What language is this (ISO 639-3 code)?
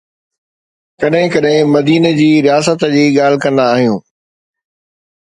snd